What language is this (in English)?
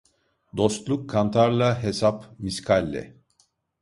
Turkish